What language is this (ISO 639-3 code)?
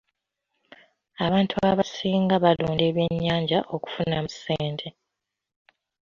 lug